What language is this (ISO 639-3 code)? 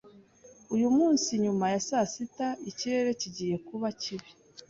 kin